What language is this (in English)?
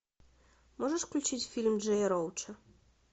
Russian